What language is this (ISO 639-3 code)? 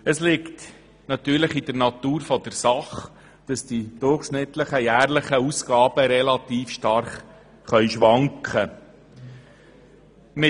gsw